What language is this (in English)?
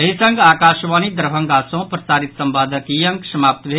Maithili